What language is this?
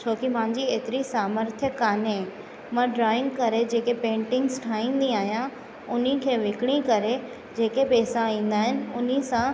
Sindhi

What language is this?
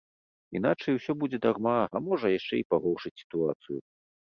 Belarusian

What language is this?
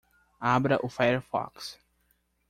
Portuguese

